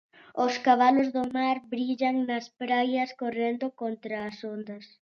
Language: Galician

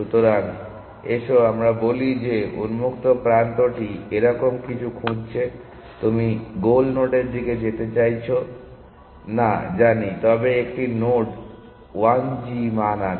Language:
Bangla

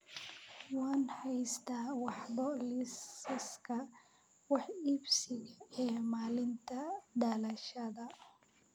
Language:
Somali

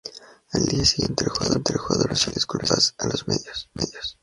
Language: Spanish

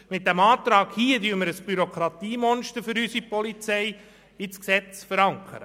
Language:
Swiss German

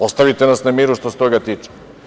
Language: Serbian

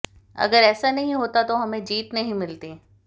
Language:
Hindi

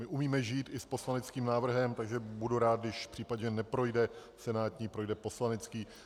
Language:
Czech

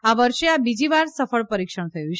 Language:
Gujarati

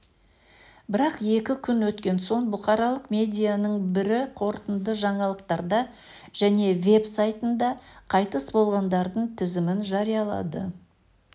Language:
Kazakh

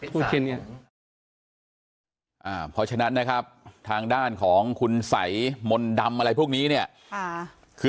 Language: Thai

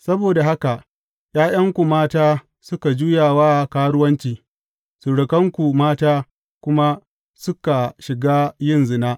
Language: Hausa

